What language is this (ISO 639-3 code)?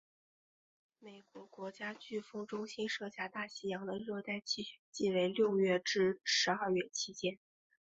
zho